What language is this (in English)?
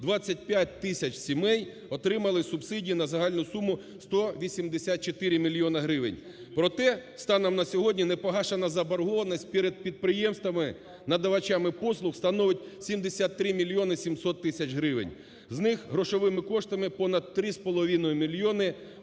Ukrainian